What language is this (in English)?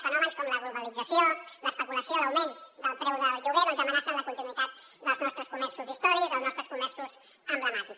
Catalan